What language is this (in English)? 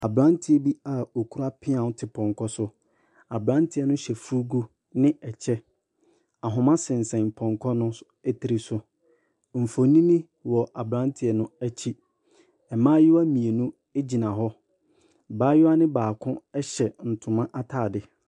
Akan